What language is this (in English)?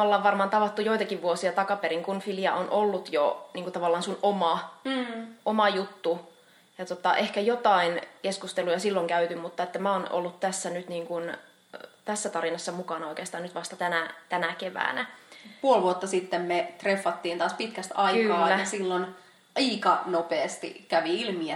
Finnish